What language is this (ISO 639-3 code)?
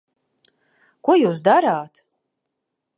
lav